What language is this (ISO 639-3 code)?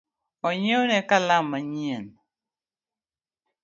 luo